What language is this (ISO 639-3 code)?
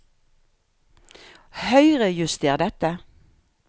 nor